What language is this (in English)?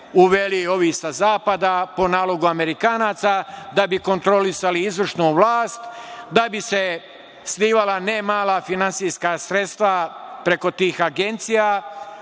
Serbian